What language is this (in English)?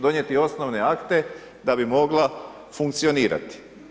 Croatian